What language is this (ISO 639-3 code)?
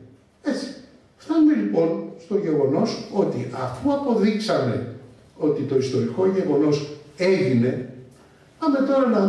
ell